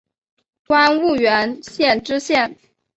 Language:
Chinese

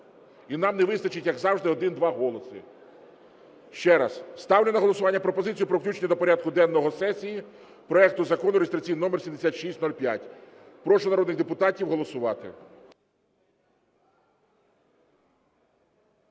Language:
Ukrainian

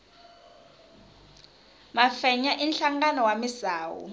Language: Tsonga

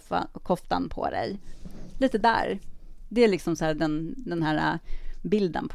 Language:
Swedish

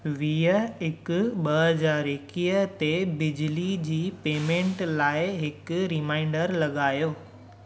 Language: Sindhi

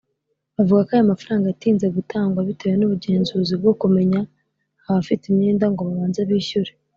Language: Kinyarwanda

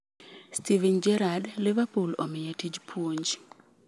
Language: Luo (Kenya and Tanzania)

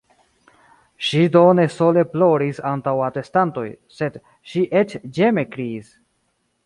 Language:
Esperanto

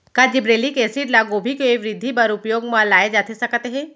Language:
Chhattisgarhi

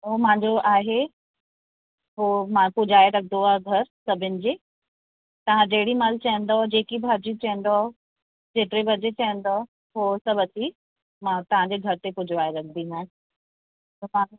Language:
Sindhi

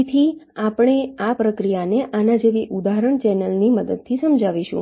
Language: Gujarati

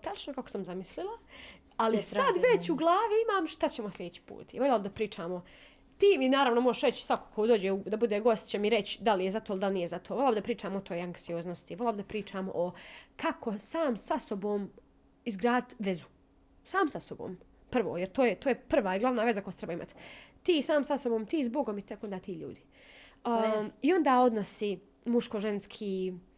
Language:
Croatian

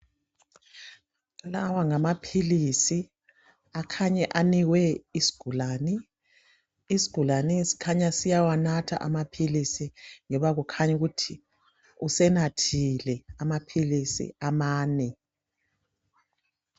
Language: North Ndebele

